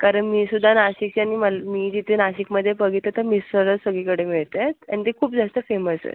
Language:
Marathi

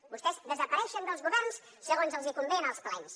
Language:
Catalan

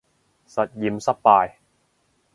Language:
Cantonese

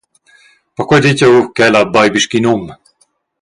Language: Romansh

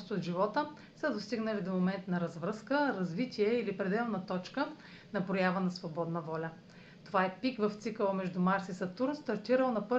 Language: Bulgarian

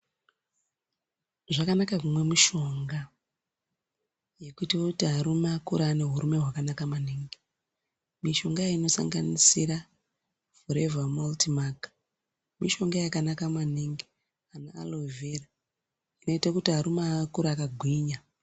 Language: Ndau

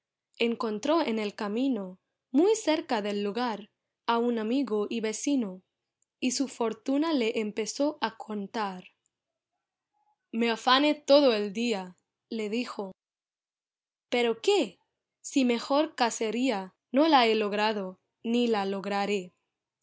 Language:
Spanish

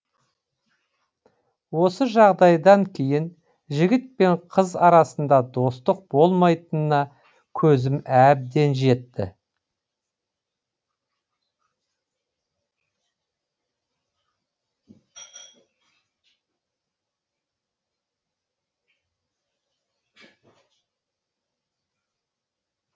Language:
Kazakh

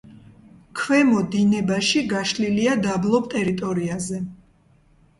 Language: Georgian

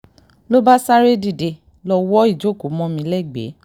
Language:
Yoruba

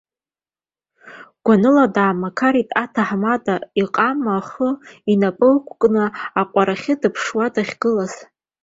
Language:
Abkhazian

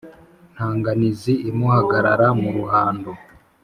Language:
Kinyarwanda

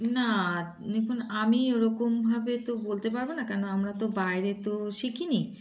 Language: Bangla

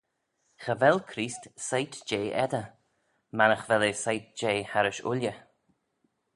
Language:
Manx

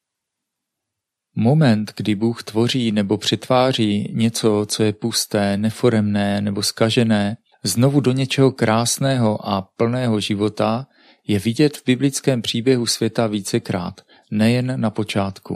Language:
Czech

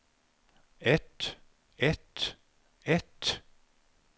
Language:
Norwegian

